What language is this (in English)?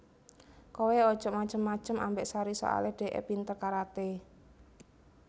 Javanese